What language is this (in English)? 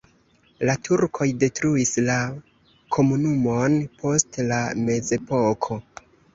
Esperanto